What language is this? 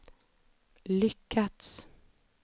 Swedish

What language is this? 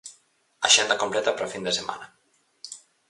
Galician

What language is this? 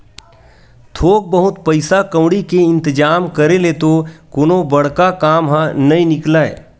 Chhattisgarhi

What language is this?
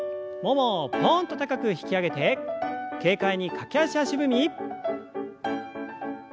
Japanese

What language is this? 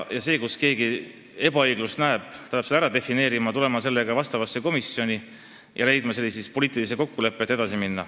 Estonian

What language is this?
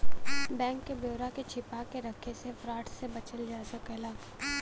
Bhojpuri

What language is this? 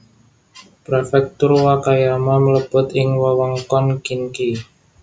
Javanese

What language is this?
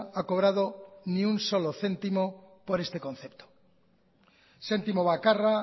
Spanish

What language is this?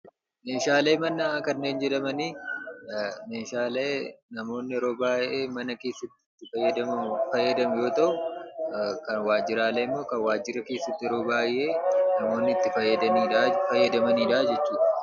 Oromo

